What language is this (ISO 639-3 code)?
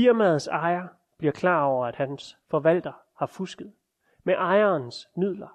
dan